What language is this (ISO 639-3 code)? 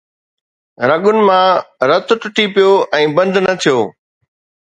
snd